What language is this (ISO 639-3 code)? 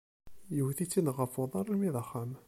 kab